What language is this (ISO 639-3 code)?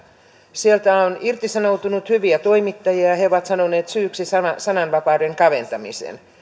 fin